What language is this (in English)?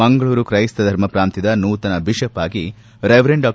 Kannada